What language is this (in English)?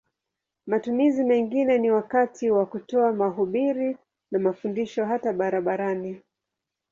Swahili